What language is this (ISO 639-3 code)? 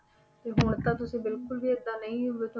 pan